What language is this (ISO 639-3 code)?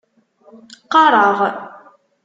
kab